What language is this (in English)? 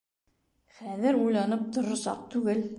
Bashkir